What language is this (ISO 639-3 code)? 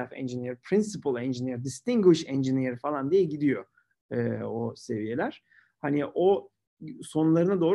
tur